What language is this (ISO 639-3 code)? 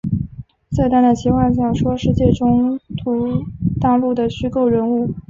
zho